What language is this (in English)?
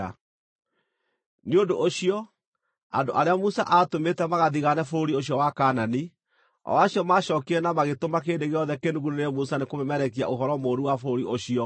Kikuyu